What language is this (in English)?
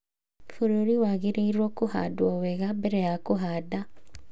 Kikuyu